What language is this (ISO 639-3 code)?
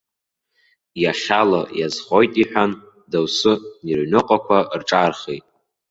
abk